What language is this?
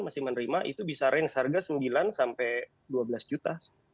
Indonesian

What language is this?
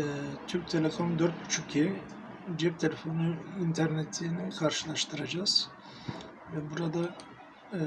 Turkish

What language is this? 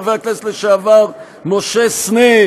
Hebrew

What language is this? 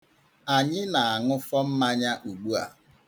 Igbo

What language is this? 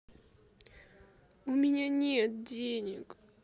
Russian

